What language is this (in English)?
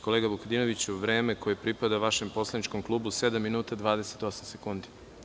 Serbian